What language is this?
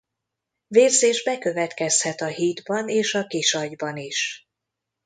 Hungarian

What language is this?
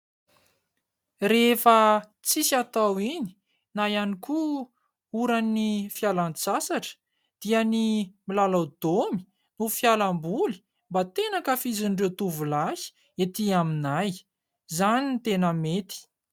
Malagasy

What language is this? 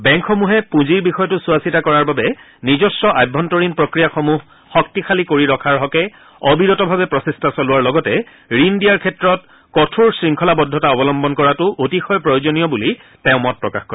Assamese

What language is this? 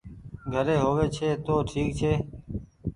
Goaria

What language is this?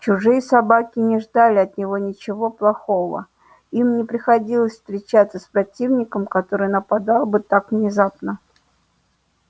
Russian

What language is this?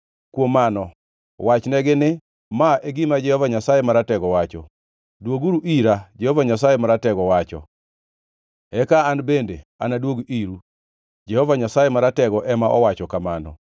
Luo (Kenya and Tanzania)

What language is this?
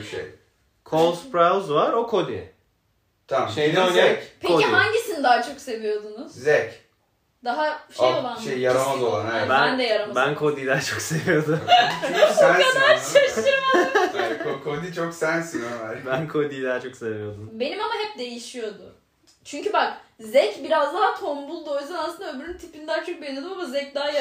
Turkish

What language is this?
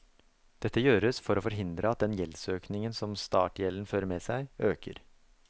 Norwegian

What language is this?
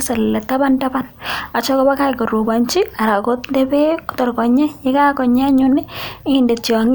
Kalenjin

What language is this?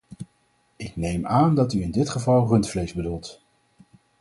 Dutch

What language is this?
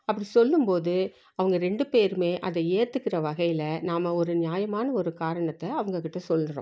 Tamil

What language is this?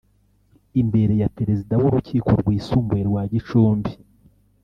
Kinyarwanda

